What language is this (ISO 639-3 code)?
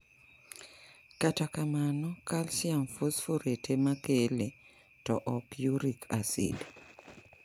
luo